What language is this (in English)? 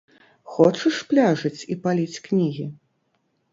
Belarusian